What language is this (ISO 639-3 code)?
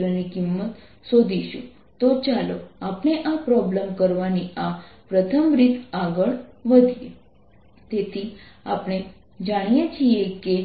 guj